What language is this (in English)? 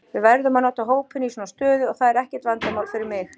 Icelandic